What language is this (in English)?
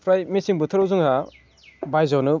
Bodo